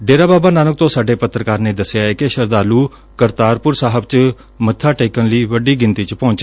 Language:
Punjabi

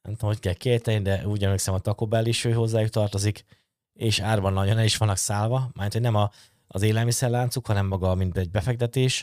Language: Hungarian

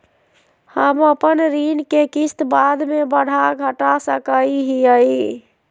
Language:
Magahi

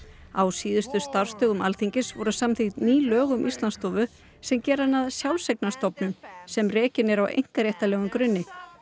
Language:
Icelandic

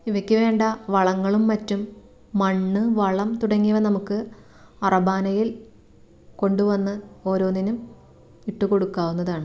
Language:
Malayalam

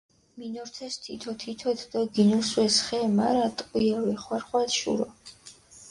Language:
Mingrelian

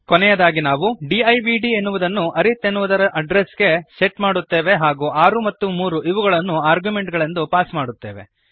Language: Kannada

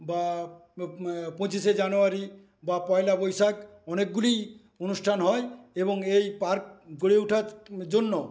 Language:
Bangla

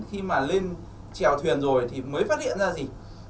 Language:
Vietnamese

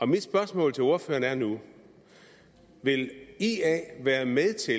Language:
Danish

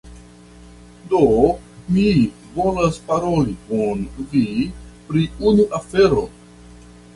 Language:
Esperanto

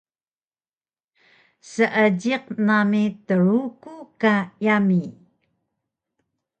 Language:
Taroko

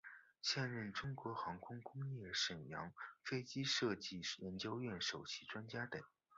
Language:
Chinese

